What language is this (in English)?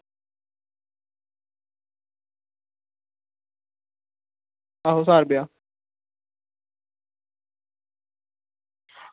Dogri